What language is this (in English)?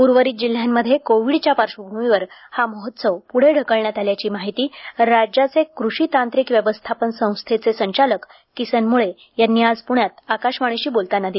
Marathi